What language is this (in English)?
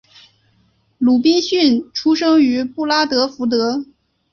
Chinese